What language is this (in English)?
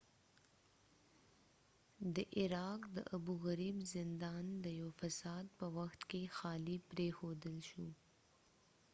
Pashto